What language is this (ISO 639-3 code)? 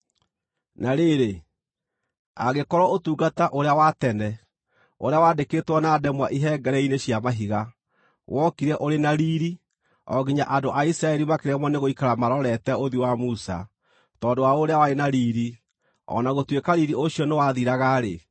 kik